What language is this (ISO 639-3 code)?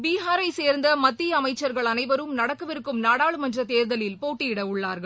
tam